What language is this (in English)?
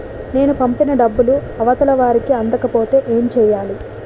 Telugu